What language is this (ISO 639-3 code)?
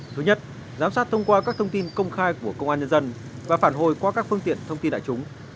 vie